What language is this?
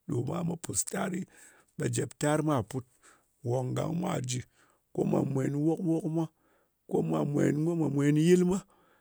Ngas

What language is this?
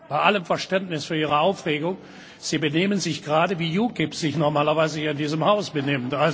German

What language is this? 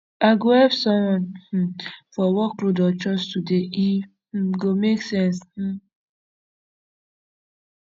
Nigerian Pidgin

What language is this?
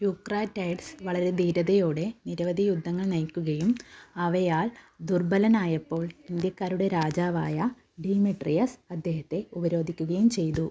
Malayalam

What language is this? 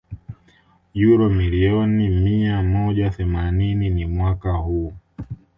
Swahili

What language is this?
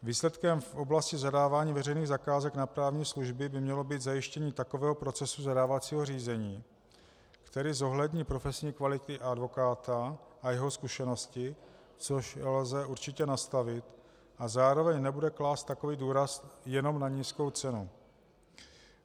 Czech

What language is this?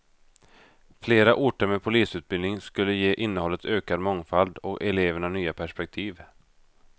Swedish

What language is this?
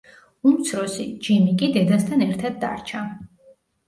Georgian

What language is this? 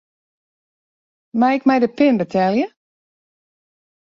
Western Frisian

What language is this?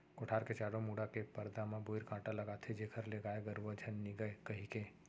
Chhattisgarhi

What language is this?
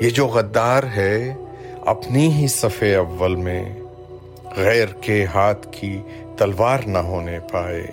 Urdu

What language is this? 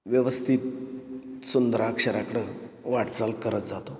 Marathi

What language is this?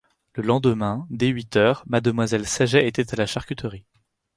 French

